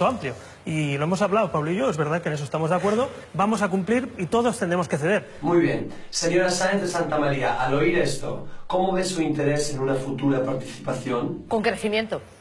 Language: Spanish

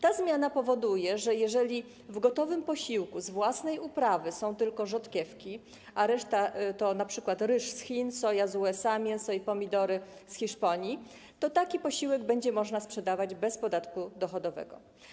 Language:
Polish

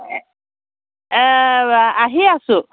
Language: Assamese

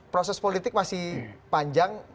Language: Indonesian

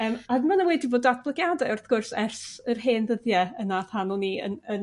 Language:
Welsh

